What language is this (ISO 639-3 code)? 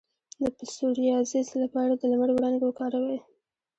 pus